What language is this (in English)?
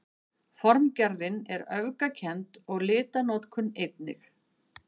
Icelandic